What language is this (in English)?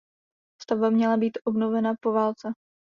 Czech